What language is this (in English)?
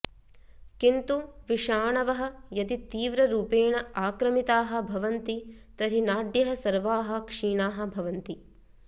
Sanskrit